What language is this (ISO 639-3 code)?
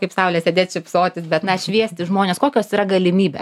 lit